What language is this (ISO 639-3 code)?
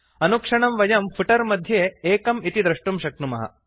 san